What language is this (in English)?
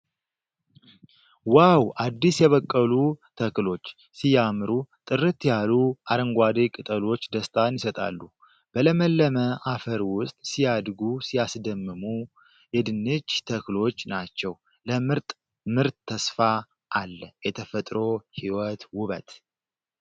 Amharic